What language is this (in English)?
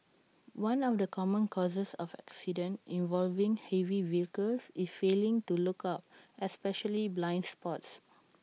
English